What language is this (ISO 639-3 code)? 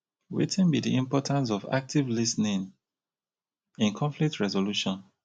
pcm